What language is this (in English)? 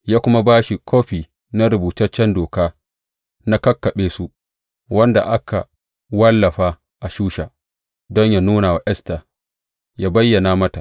Hausa